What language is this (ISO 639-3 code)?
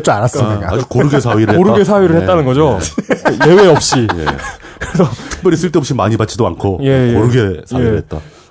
kor